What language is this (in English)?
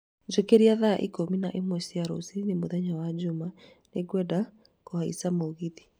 Kikuyu